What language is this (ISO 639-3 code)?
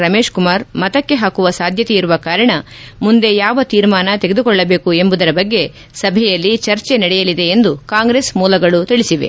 kan